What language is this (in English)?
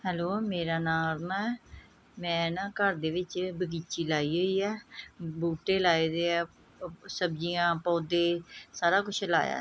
Punjabi